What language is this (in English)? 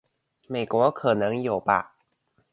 Chinese